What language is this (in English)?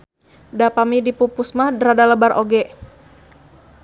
Sundanese